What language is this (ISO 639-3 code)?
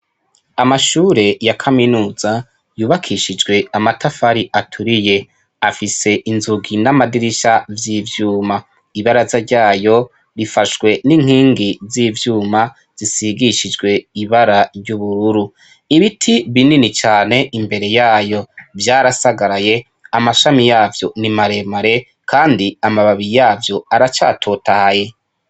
run